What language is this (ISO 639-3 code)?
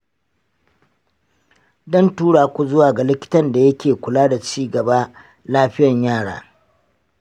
hau